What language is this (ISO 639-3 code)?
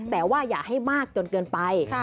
tha